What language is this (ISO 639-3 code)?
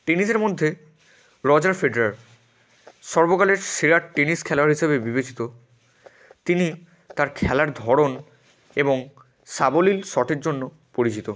ben